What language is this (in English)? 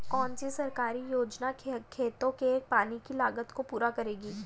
Hindi